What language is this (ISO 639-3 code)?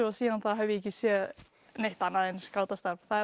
isl